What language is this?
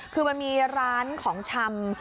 Thai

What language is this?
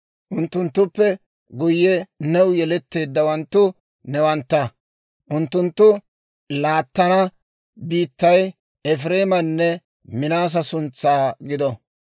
Dawro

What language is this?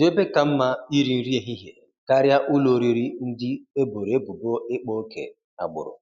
Igbo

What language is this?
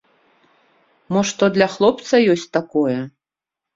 Belarusian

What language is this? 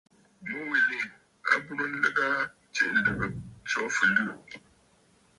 Bafut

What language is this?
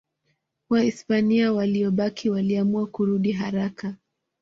Swahili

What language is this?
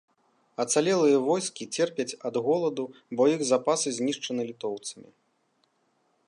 Belarusian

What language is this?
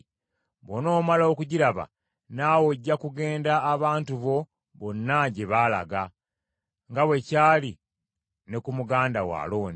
Ganda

